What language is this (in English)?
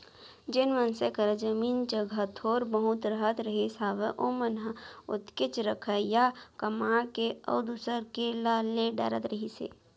Chhattisgarhi